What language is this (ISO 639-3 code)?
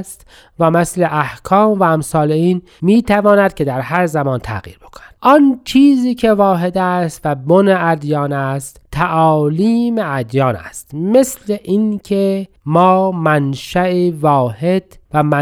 fas